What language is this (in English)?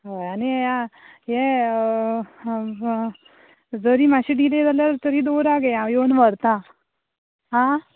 Konkani